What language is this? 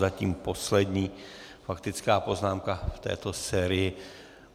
Czech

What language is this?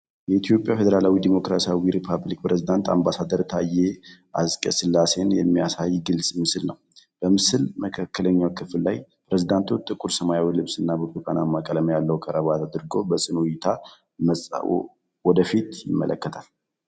Amharic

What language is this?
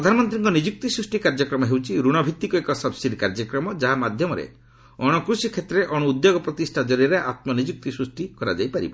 Odia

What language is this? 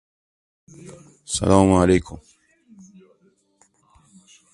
Persian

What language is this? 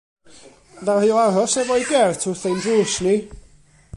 Welsh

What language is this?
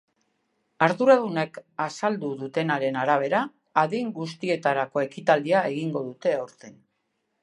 Basque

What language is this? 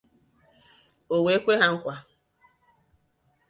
Igbo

